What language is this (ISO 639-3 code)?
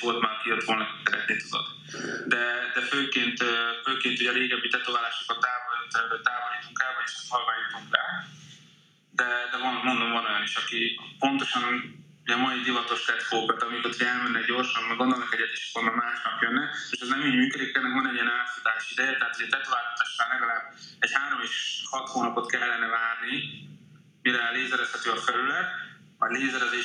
hun